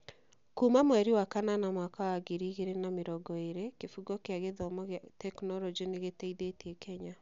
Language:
Kikuyu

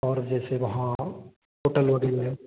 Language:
Hindi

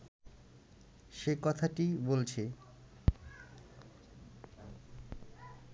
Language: Bangla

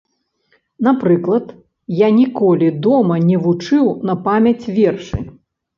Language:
Belarusian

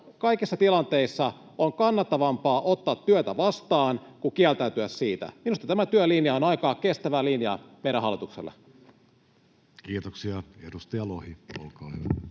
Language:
Finnish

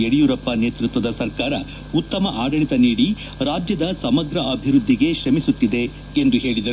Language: Kannada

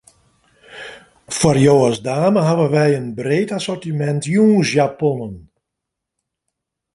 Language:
Western Frisian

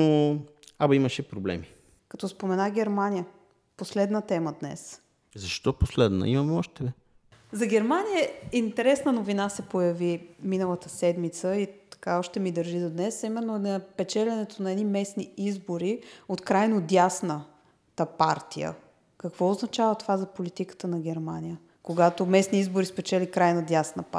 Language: Bulgarian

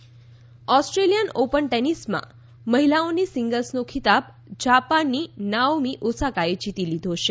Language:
Gujarati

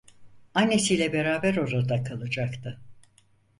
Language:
Turkish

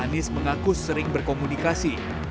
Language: Indonesian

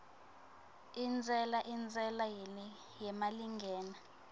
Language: Swati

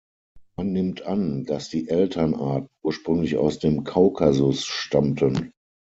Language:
German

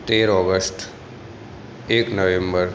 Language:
Gujarati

